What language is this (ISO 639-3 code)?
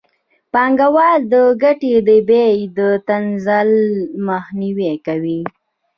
pus